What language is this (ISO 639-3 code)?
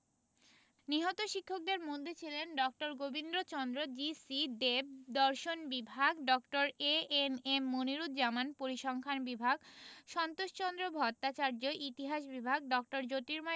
ben